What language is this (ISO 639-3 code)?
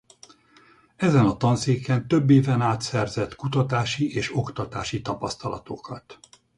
hun